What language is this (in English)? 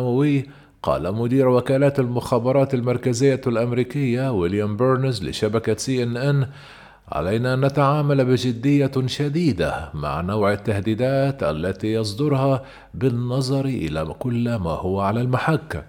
Arabic